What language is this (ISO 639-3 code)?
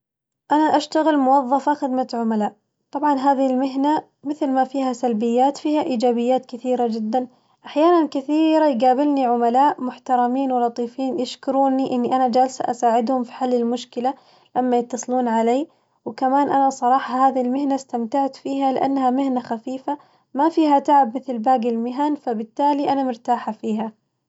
ars